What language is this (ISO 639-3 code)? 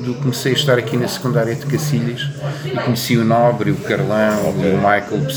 por